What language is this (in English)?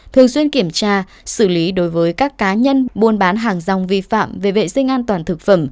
Vietnamese